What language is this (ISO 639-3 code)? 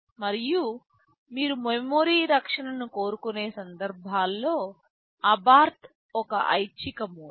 tel